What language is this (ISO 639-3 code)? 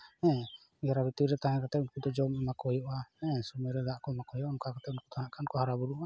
sat